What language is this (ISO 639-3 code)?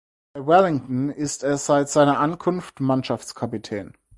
deu